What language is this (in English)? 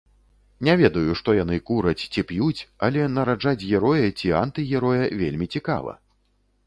Belarusian